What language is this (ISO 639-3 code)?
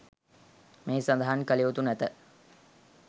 sin